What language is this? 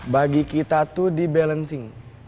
Indonesian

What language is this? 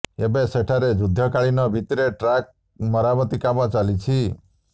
Odia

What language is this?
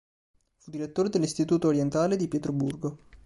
Italian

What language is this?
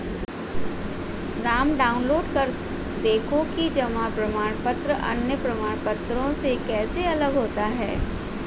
Hindi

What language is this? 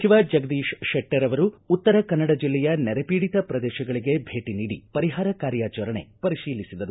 Kannada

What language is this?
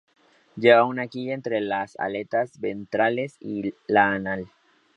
Spanish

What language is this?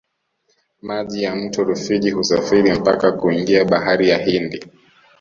Swahili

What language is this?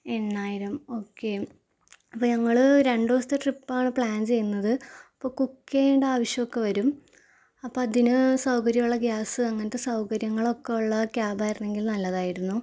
Malayalam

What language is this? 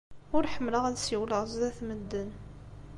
Kabyle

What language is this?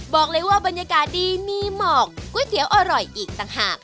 Thai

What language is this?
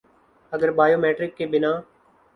Urdu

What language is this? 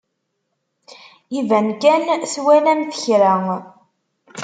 Kabyle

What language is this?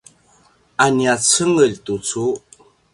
Paiwan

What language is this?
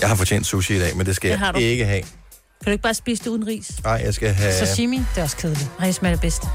Danish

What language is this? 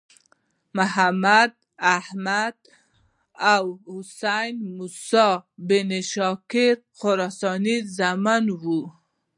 Pashto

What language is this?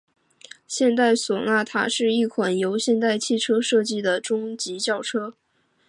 Chinese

